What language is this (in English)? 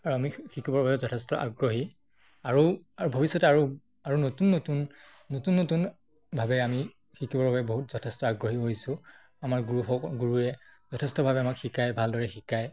Assamese